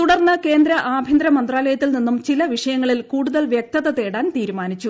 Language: Malayalam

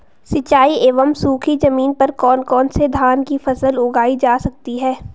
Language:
Hindi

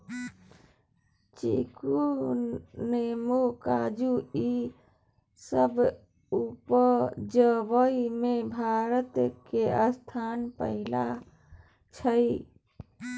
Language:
Maithili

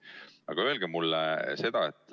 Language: Estonian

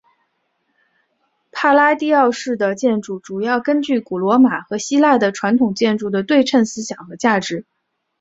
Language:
Chinese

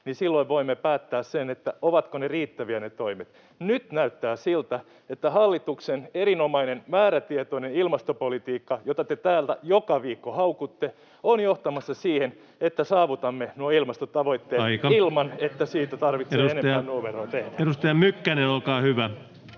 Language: Finnish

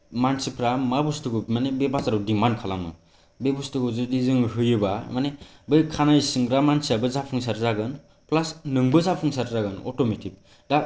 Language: Bodo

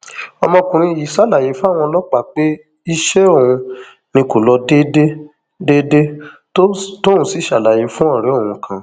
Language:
Yoruba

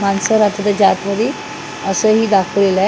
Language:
Marathi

